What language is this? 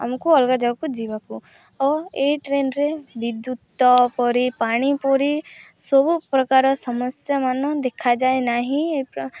Odia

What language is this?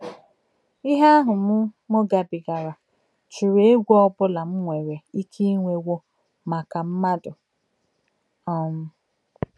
Igbo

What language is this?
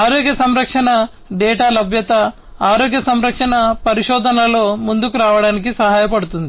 Telugu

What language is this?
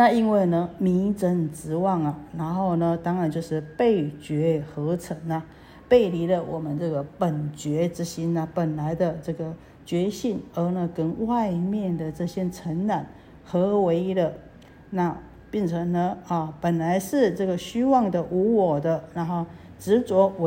Chinese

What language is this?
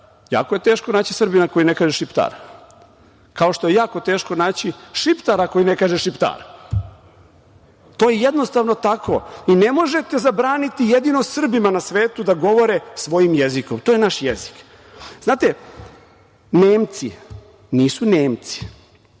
Serbian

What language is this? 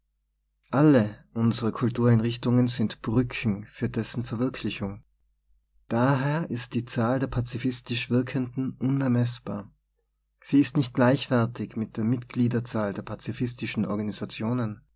German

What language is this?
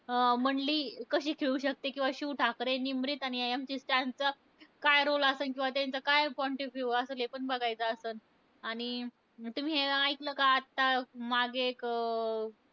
Marathi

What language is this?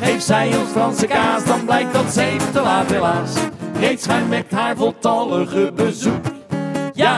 Dutch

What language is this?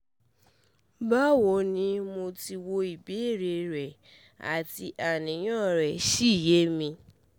Yoruba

